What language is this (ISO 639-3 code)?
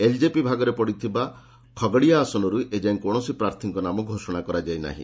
ori